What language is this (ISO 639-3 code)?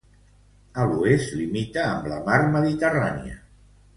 cat